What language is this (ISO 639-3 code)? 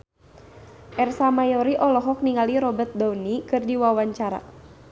sun